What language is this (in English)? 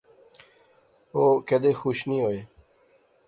Pahari-Potwari